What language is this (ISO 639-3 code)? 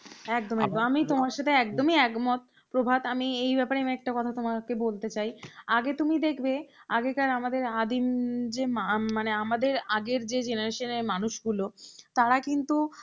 ben